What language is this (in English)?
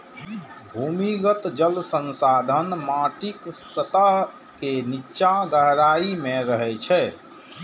Maithili